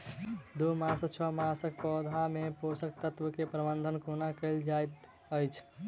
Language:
Maithili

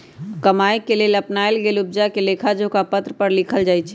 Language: Magahi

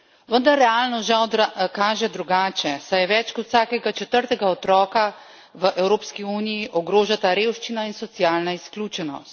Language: Slovenian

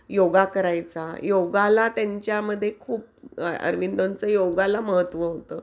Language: Marathi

